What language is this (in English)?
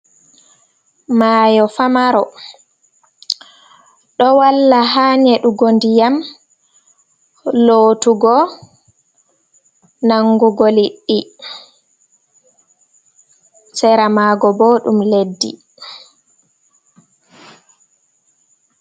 Fula